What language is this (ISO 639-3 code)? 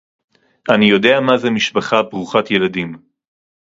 heb